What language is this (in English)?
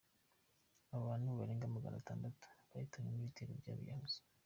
Kinyarwanda